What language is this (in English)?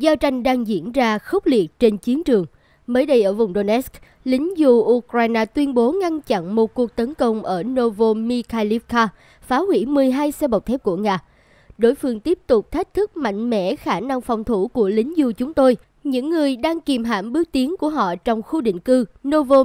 Vietnamese